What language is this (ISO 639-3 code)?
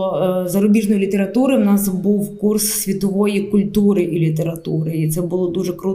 ukr